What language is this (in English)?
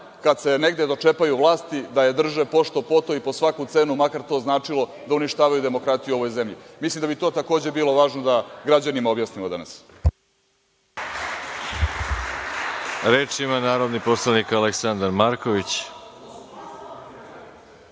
Serbian